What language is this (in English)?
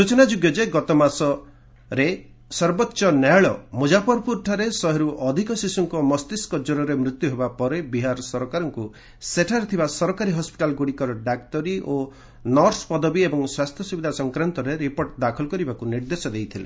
Odia